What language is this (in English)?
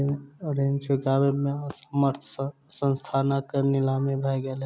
Maithili